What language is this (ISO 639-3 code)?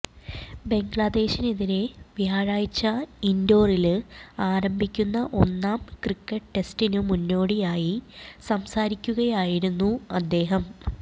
mal